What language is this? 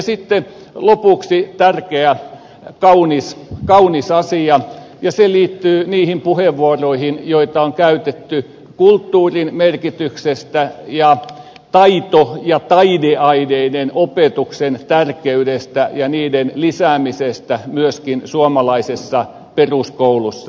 Finnish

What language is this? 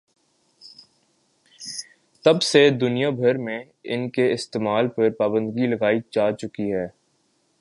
Urdu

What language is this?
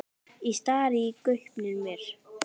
Icelandic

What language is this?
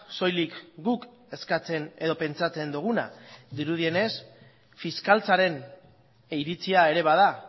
Basque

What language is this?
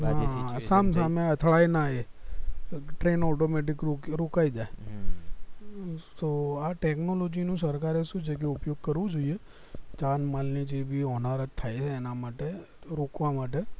Gujarati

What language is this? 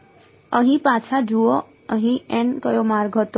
Gujarati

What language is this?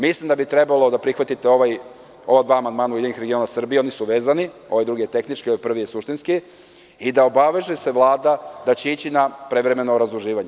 Serbian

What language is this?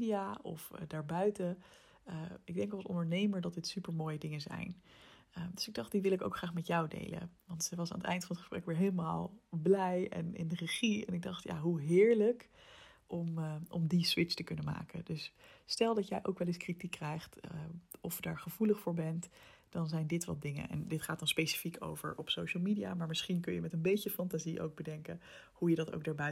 Dutch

